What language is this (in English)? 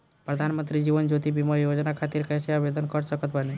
Bhojpuri